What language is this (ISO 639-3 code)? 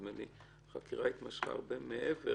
heb